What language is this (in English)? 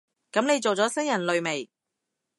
Cantonese